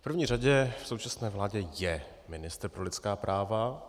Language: Czech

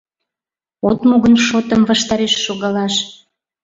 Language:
Mari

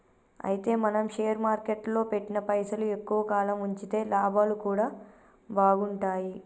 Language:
Telugu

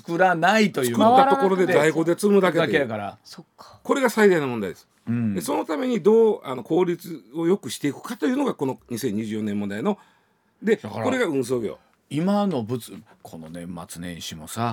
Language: Japanese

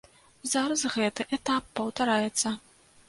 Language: Belarusian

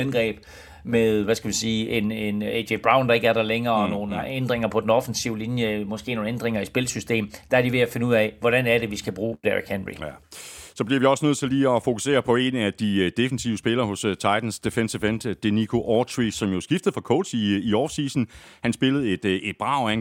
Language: Danish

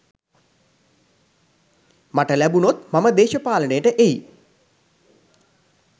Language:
Sinhala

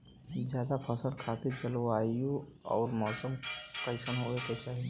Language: Bhojpuri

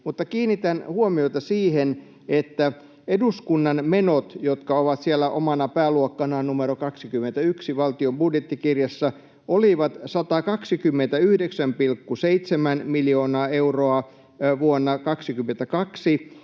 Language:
Finnish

